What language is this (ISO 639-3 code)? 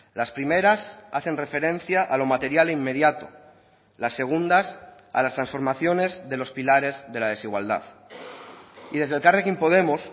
spa